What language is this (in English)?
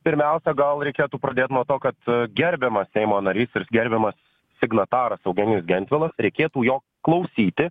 Lithuanian